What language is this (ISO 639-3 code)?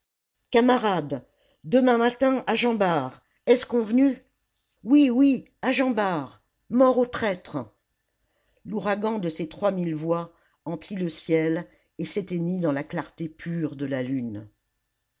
fra